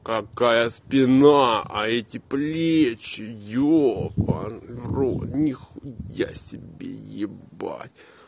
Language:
Russian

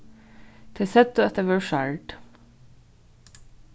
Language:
Faroese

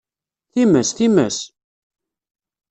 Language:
Kabyle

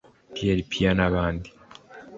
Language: Kinyarwanda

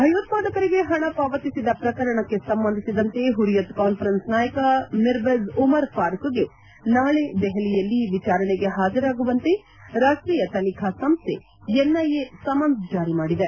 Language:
Kannada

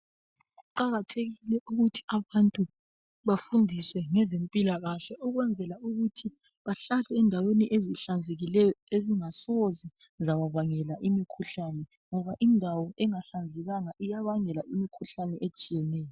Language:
North Ndebele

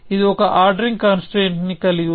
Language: Telugu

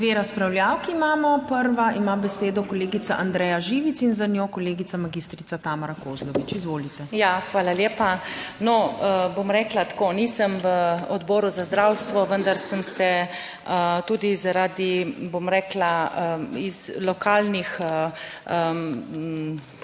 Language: Slovenian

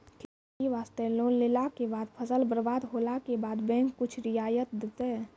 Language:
Maithili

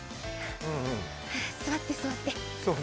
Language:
Japanese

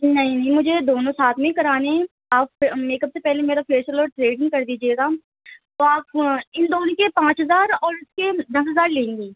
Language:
Urdu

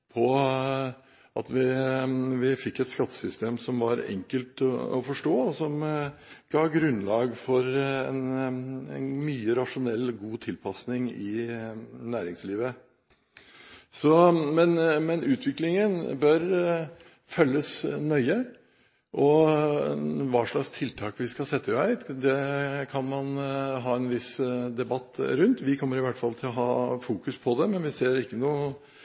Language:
Norwegian Bokmål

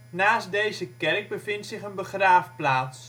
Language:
Dutch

